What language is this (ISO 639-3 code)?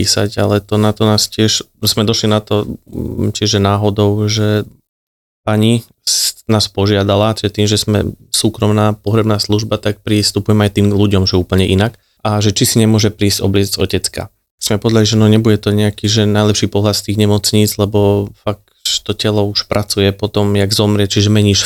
slk